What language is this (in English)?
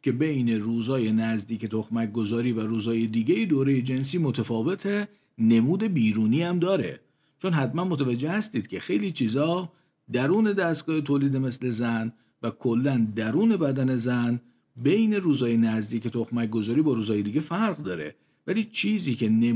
Persian